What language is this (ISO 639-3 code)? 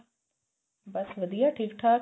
pan